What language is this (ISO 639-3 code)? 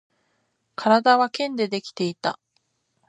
jpn